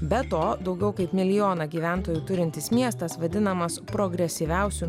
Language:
Lithuanian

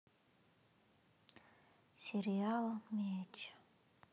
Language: Russian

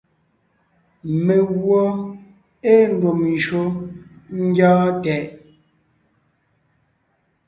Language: Ngiemboon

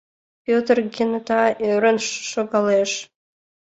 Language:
Mari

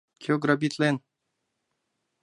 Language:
Mari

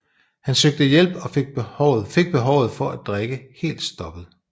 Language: Danish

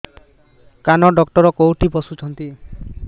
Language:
Odia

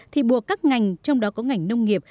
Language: Vietnamese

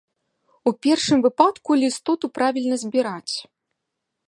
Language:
Belarusian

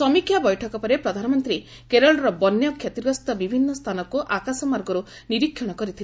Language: Odia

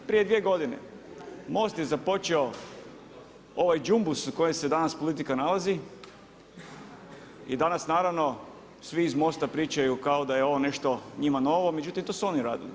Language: Croatian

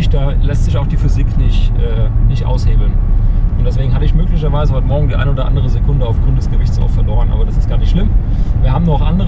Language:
German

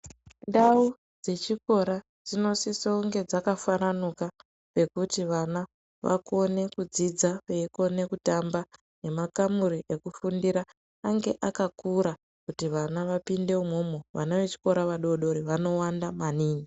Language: Ndau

